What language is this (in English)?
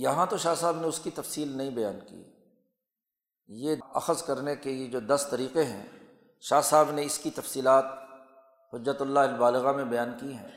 Urdu